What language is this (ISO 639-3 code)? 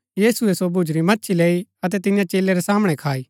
gbk